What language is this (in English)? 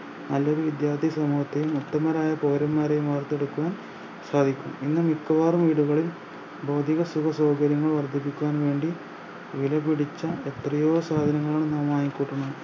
Malayalam